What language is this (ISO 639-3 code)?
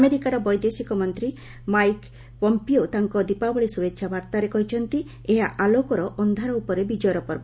ori